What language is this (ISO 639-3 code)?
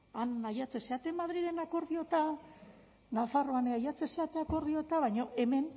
eus